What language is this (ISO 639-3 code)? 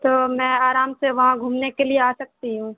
urd